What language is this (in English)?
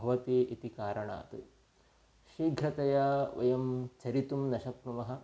Sanskrit